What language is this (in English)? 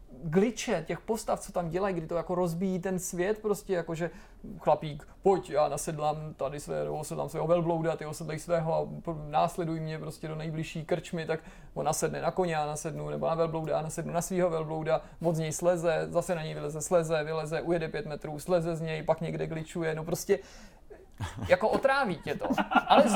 Czech